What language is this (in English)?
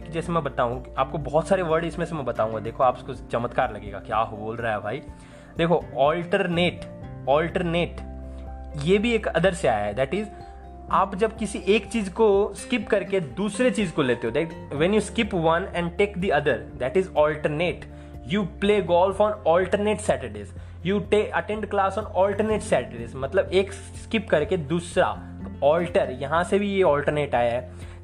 Hindi